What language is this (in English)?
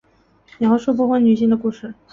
Chinese